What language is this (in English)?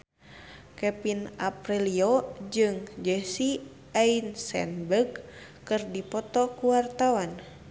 Sundanese